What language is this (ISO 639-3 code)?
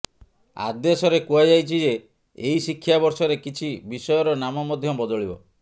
ori